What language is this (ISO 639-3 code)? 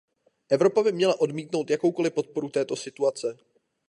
ces